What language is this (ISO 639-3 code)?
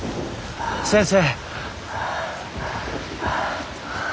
jpn